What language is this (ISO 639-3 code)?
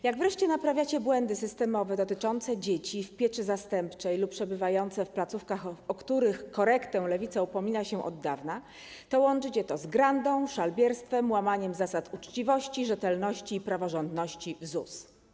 pol